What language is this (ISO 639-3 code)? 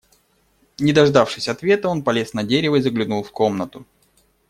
rus